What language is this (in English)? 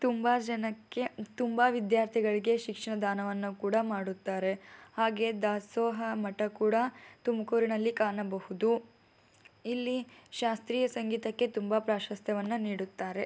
Kannada